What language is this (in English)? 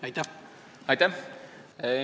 Estonian